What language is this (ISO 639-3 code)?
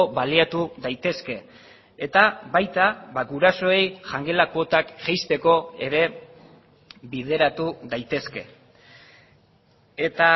eus